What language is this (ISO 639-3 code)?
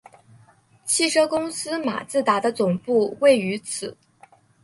zho